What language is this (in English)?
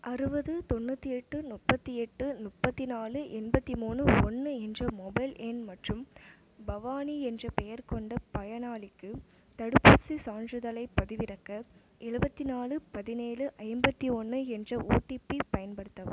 Tamil